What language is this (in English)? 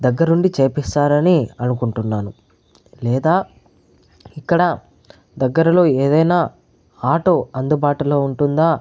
Telugu